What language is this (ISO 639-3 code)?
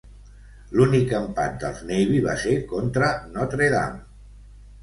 cat